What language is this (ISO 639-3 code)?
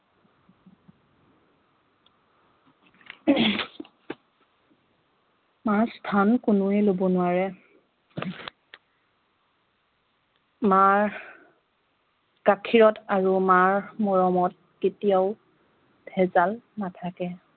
asm